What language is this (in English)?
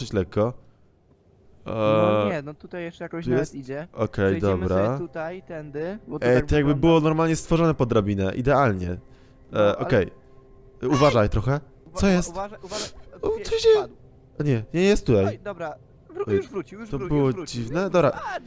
Polish